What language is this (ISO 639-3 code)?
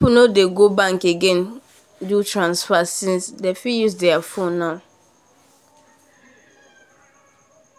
pcm